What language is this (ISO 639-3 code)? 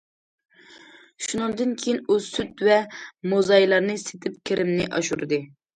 uig